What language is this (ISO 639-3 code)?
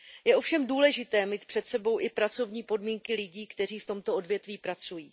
ces